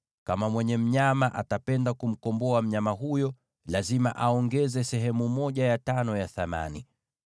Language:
Swahili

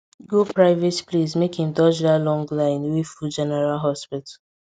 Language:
Nigerian Pidgin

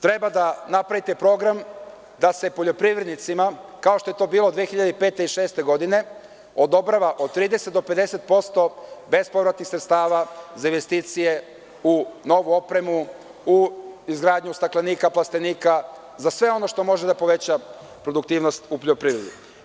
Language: Serbian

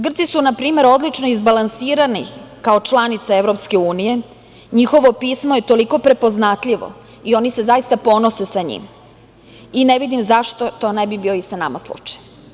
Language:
Serbian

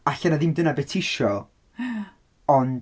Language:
Welsh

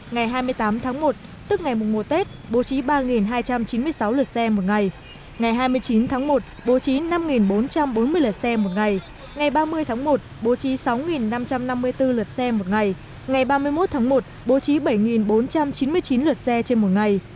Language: Vietnamese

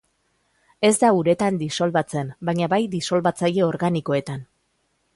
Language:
Basque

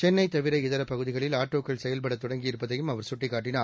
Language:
Tamil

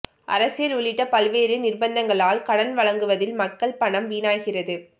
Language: Tamil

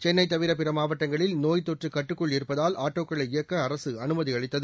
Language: Tamil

